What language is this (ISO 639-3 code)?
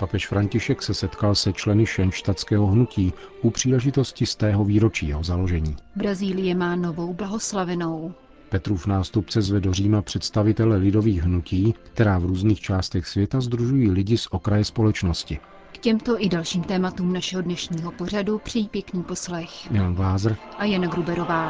ces